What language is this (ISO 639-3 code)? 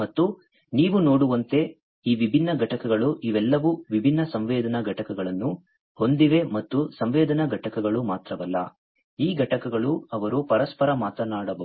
kan